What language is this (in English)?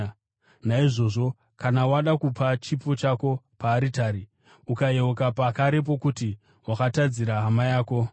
Shona